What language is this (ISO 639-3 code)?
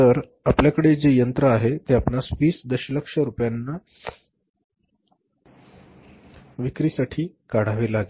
mar